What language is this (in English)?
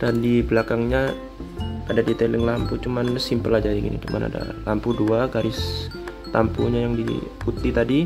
Indonesian